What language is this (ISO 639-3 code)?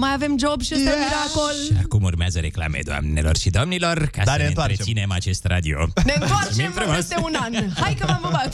ron